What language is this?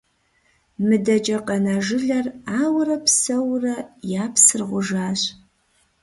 Kabardian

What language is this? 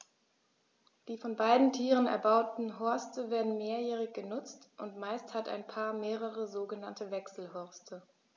German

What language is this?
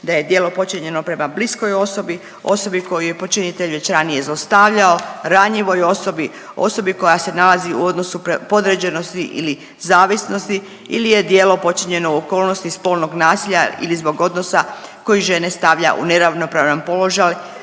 Croatian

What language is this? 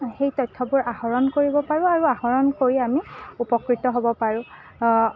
Assamese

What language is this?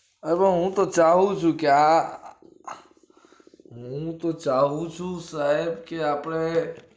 Gujarati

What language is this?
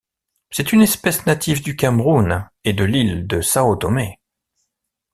French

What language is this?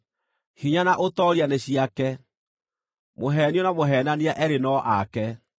Kikuyu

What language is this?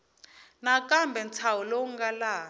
Tsonga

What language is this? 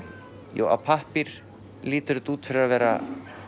Icelandic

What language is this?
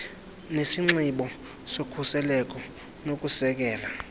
Xhosa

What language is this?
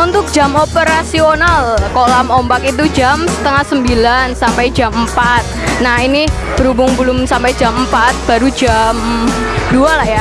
Indonesian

